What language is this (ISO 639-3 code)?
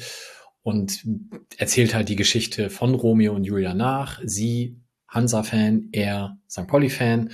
deu